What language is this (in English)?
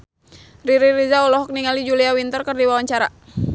Sundanese